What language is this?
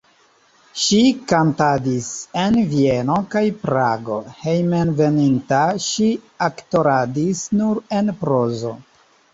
Esperanto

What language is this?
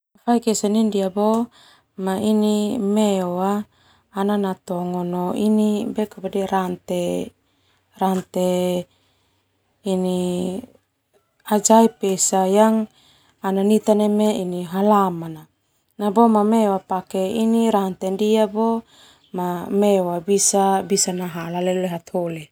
Termanu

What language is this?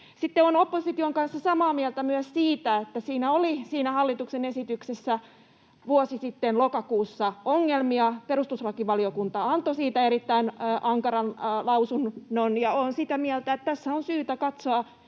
Finnish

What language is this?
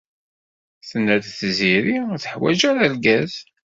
Kabyle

